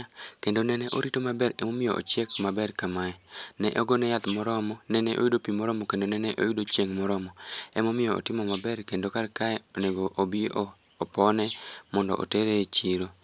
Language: Luo (Kenya and Tanzania)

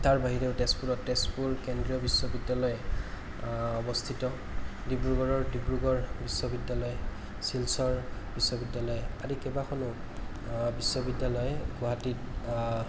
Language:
Assamese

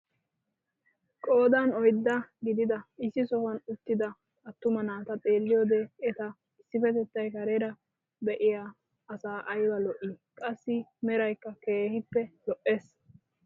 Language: Wolaytta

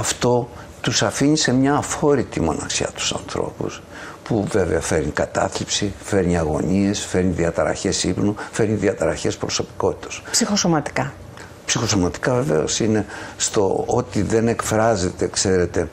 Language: Greek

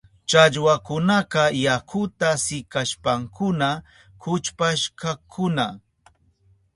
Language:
Southern Pastaza Quechua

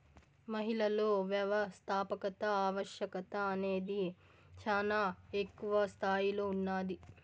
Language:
Telugu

